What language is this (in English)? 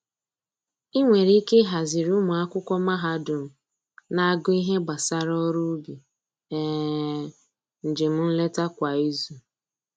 Igbo